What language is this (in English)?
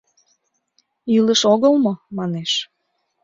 Mari